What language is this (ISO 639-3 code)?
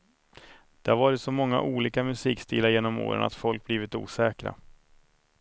swe